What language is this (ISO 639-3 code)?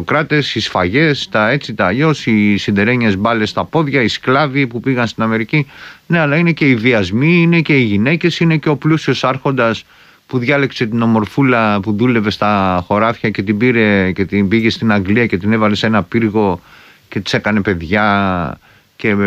ell